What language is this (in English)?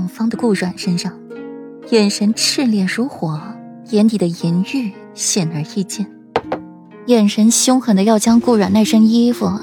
Chinese